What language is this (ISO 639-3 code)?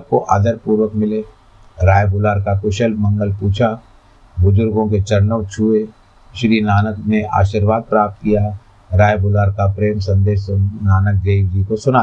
hin